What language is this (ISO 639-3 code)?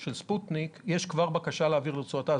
heb